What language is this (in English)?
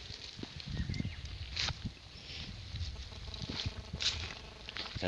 Spanish